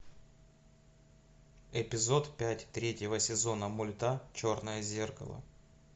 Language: Russian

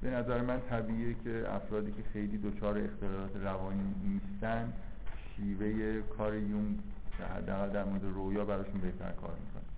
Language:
Persian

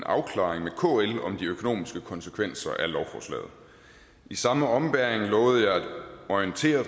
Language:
Danish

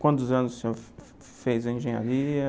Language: Portuguese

